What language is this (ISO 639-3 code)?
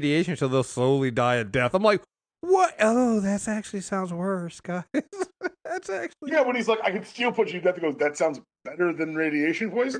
eng